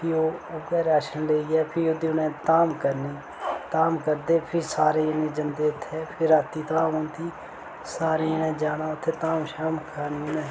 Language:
Dogri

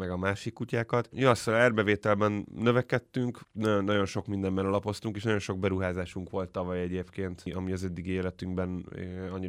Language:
Hungarian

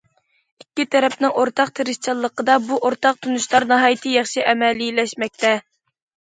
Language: Uyghur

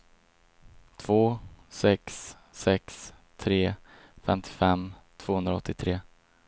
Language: Swedish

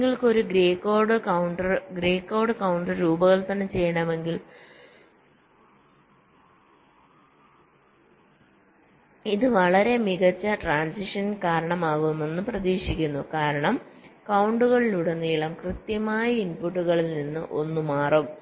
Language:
Malayalam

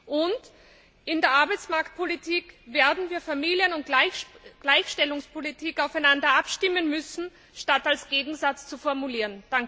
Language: German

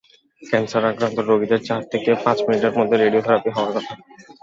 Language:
Bangla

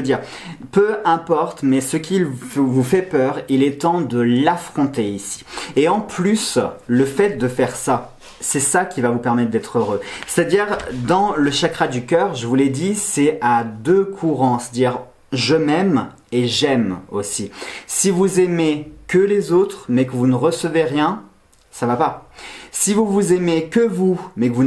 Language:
French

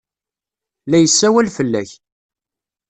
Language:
Kabyle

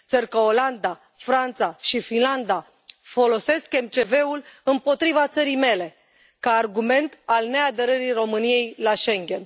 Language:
Romanian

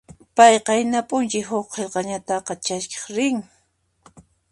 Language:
Puno Quechua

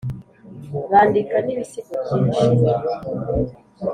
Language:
Kinyarwanda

